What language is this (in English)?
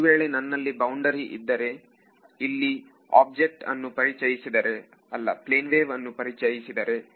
Kannada